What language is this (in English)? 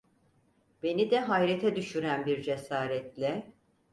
Turkish